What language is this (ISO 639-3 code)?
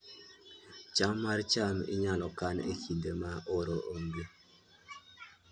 luo